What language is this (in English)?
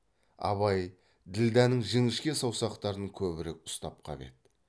Kazakh